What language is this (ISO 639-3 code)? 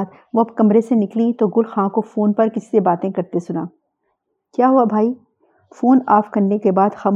urd